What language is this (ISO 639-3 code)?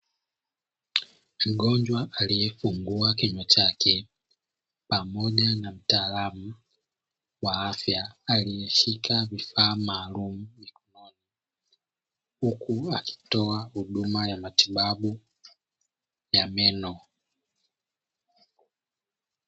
swa